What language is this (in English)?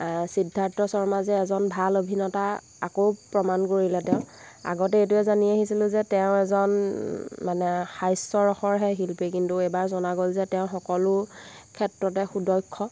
Assamese